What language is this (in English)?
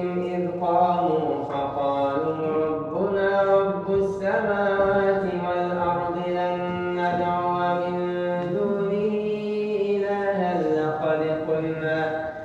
Arabic